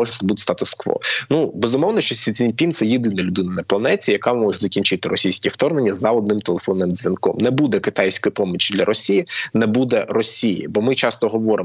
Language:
Ukrainian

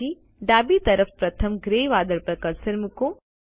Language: Gujarati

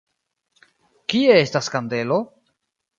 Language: Esperanto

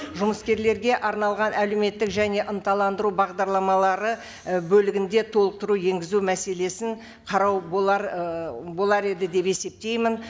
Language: Kazakh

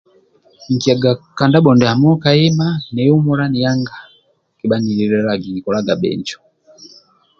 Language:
Amba (Uganda)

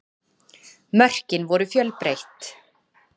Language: Icelandic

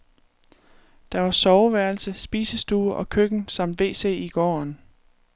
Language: Danish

